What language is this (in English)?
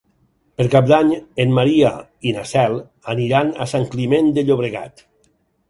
Catalan